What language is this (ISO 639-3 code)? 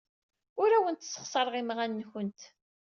kab